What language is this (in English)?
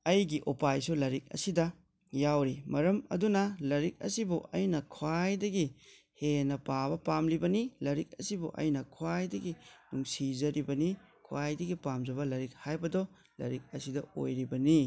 Manipuri